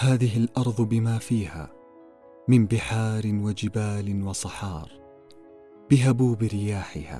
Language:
Arabic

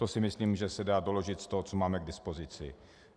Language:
Czech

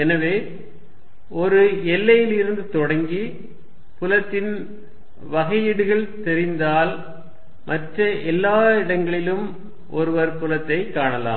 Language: Tamil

